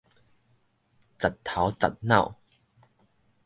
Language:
Min Nan Chinese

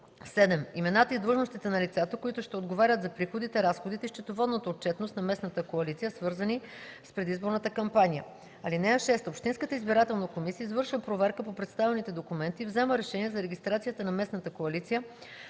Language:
Bulgarian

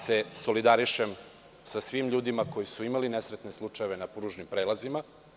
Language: Serbian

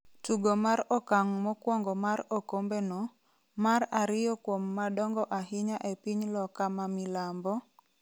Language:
Luo (Kenya and Tanzania)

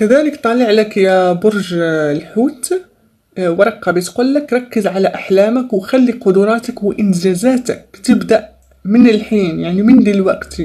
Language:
Arabic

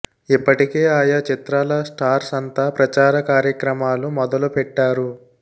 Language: Telugu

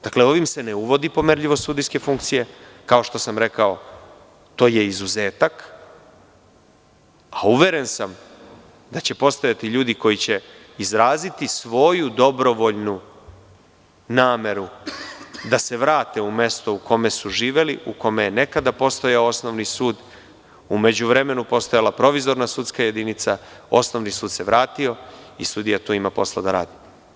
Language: Serbian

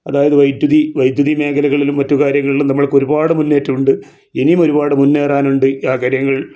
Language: Malayalam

